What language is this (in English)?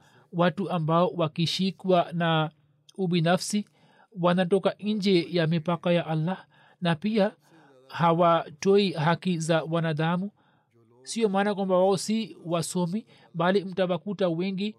Swahili